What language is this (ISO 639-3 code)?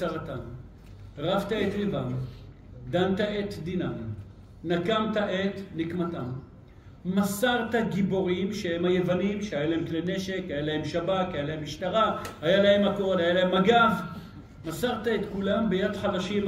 heb